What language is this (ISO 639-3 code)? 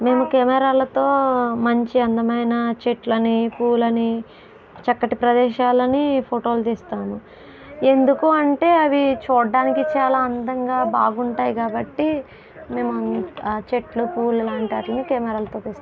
tel